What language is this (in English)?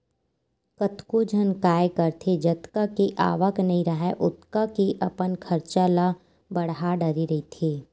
Chhattisgarhi